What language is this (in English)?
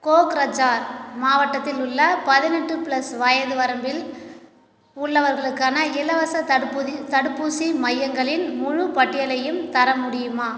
Tamil